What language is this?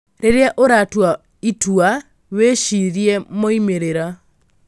Kikuyu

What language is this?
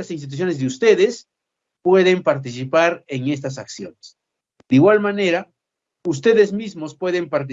Spanish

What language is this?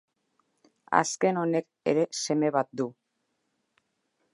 Basque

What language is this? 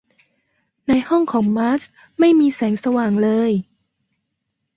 Thai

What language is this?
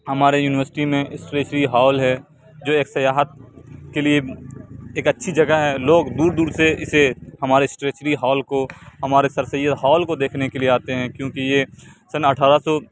Urdu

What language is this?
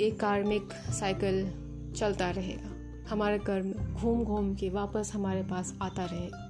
Hindi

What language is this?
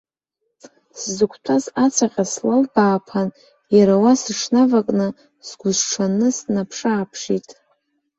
Abkhazian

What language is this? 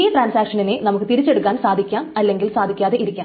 Malayalam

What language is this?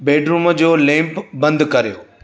Sindhi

